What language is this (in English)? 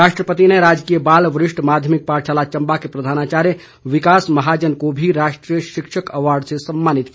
Hindi